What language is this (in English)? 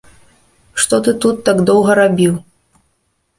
Belarusian